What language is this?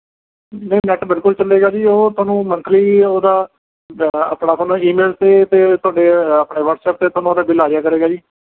Punjabi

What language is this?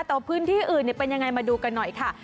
Thai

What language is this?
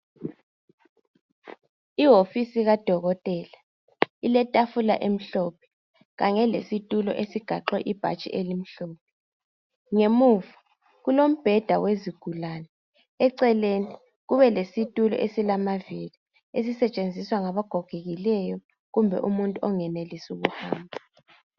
North Ndebele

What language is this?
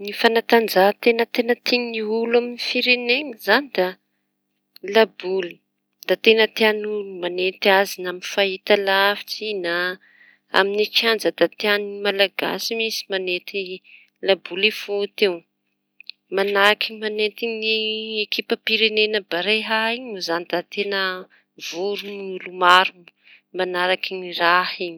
Tanosy Malagasy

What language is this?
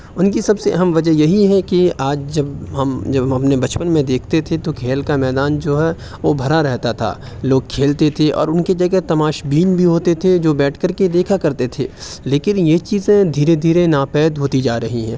Urdu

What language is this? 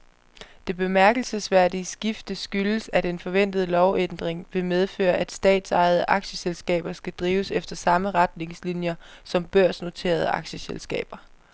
Danish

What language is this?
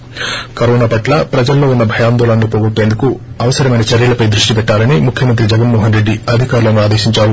Telugu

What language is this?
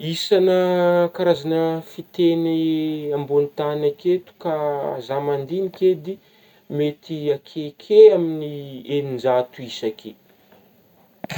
Northern Betsimisaraka Malagasy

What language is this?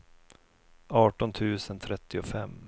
Swedish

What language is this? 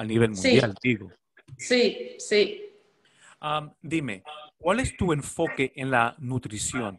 Spanish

